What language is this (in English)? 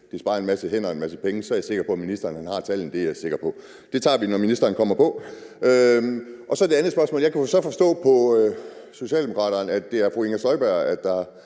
Danish